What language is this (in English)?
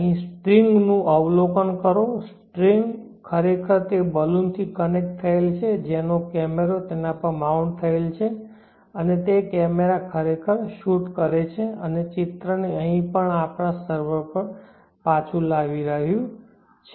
Gujarati